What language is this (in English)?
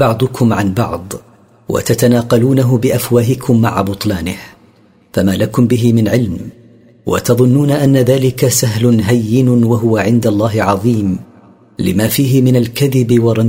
Arabic